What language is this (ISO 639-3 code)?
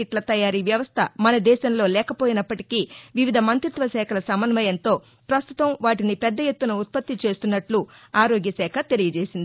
tel